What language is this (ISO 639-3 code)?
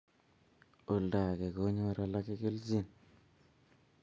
kln